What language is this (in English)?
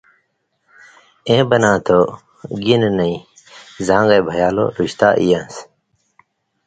Indus Kohistani